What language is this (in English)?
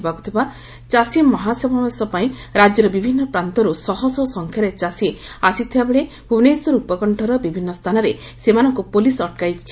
Odia